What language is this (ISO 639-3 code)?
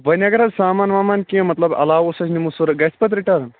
kas